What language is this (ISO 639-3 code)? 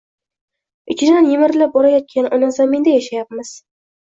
uzb